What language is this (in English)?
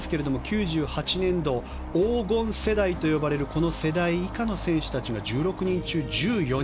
Japanese